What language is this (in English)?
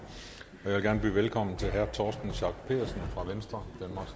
Danish